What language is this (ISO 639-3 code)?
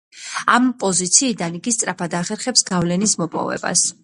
kat